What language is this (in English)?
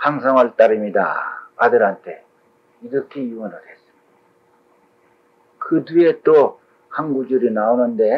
Korean